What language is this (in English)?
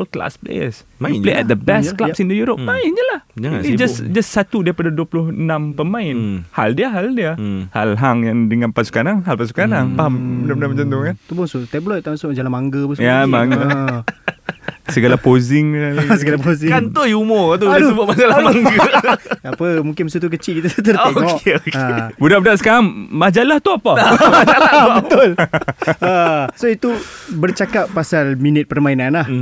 Malay